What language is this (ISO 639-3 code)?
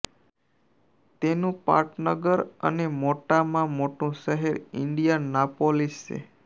guj